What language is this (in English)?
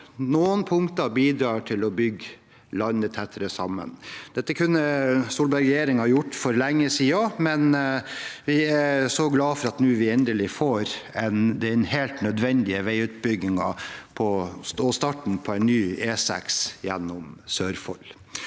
Norwegian